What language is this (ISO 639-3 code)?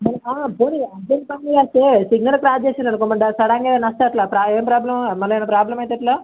tel